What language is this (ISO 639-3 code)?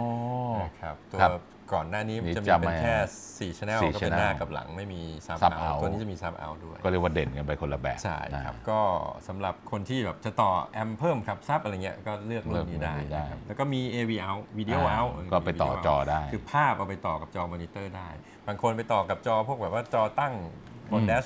tha